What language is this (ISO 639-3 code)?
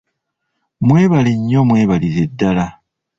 lug